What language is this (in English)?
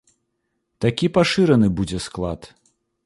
Belarusian